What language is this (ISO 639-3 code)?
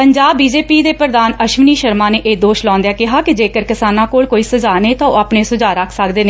pan